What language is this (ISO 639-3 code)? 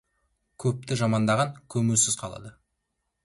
kaz